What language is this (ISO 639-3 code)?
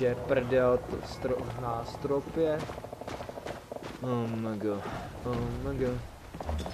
ces